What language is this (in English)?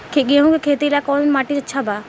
Bhojpuri